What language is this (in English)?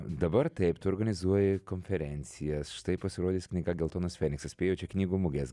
Lithuanian